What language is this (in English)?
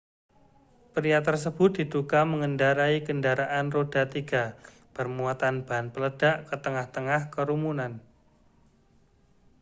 Indonesian